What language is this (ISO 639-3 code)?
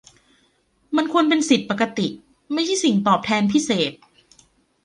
tha